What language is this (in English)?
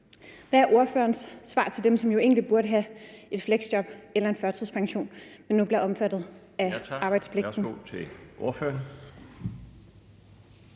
Danish